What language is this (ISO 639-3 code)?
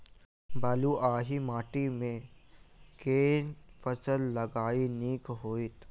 mai